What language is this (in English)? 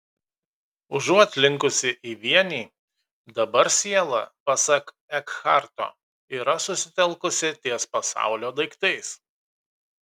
Lithuanian